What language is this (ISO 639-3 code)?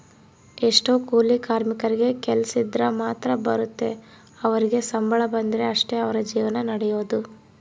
kan